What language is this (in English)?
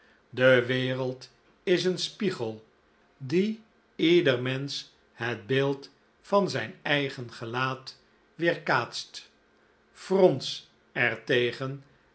Dutch